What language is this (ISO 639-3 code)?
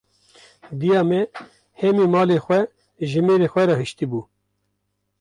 kur